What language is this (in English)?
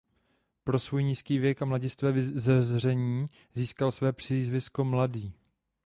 Czech